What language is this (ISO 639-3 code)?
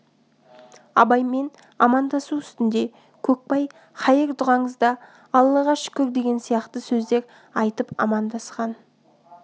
kaz